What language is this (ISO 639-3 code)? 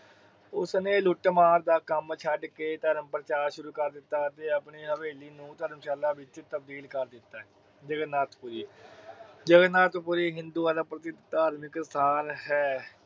pan